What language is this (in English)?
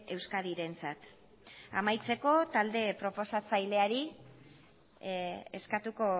Basque